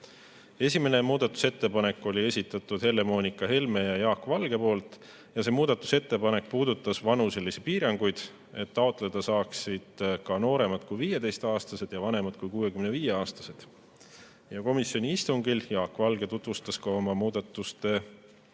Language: Estonian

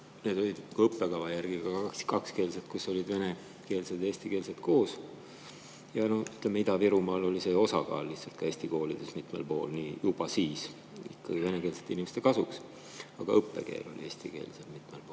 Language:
Estonian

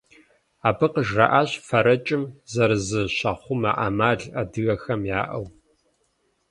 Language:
Kabardian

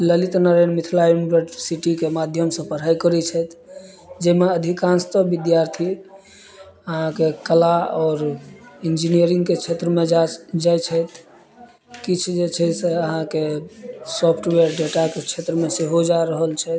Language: Maithili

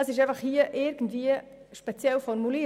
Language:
Swiss German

